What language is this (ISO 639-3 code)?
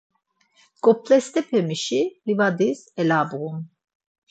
lzz